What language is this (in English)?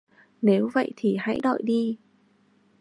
Vietnamese